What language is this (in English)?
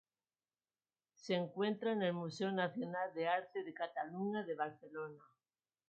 Spanish